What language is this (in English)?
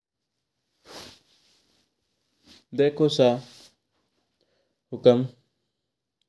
Mewari